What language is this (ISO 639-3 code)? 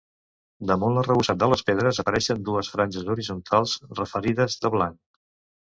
cat